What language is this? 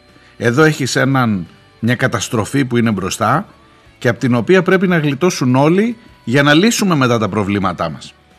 Greek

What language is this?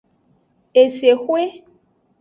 Aja (Benin)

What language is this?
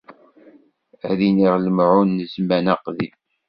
Kabyle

